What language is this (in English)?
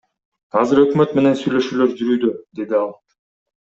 Kyrgyz